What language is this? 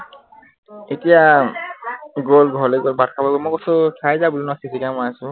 Assamese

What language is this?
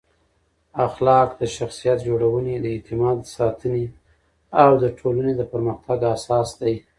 Pashto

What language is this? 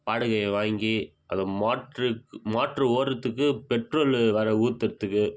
Tamil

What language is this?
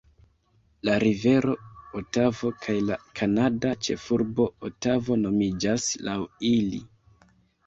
Esperanto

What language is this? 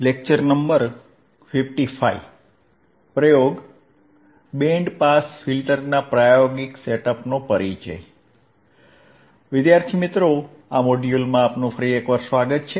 Gujarati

